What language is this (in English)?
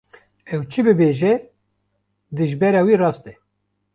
Kurdish